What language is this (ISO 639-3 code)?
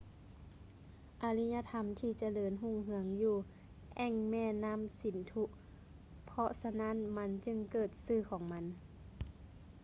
lao